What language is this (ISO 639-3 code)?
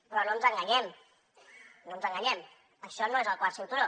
cat